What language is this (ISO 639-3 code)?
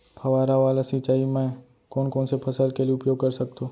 hne